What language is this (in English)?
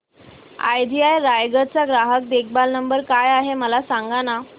Marathi